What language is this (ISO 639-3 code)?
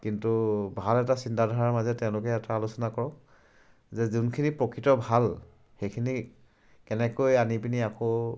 asm